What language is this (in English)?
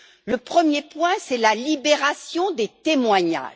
French